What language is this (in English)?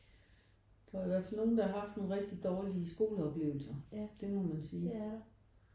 Danish